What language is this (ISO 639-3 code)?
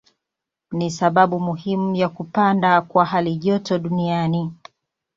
swa